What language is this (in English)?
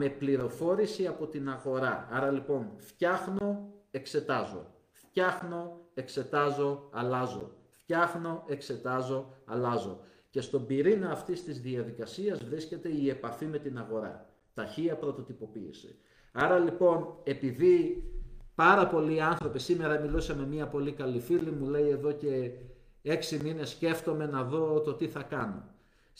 Greek